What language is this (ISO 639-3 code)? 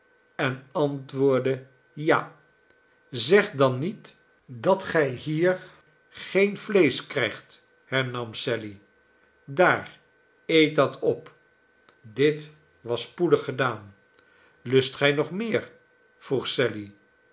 nld